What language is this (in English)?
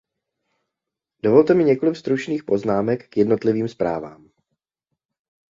Czech